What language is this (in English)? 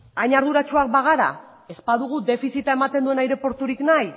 Basque